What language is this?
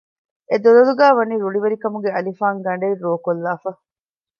Divehi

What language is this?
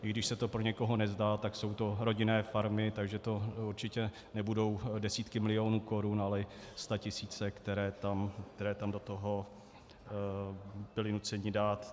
Czech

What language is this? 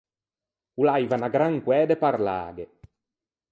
Ligurian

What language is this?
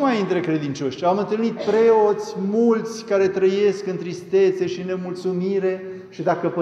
Romanian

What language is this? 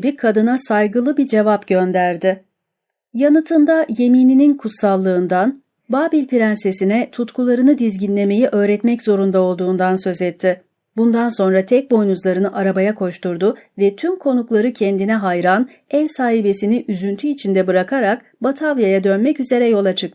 Turkish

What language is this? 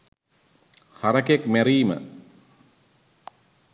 Sinhala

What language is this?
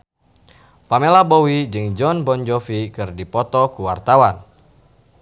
Sundanese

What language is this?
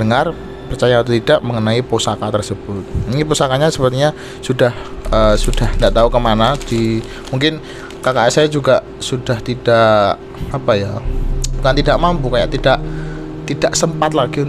Indonesian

